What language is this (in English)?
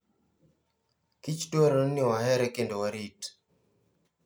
Luo (Kenya and Tanzania)